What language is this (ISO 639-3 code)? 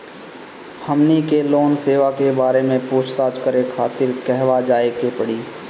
bho